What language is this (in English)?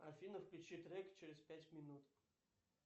Russian